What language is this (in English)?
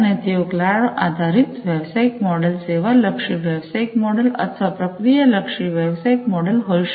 Gujarati